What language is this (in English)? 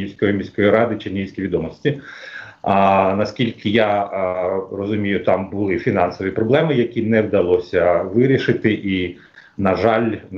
Ukrainian